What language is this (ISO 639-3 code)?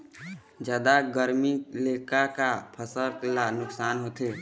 hne